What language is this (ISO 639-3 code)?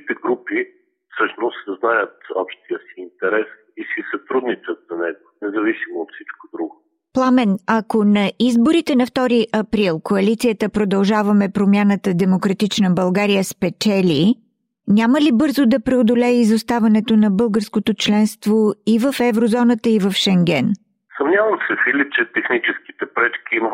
bul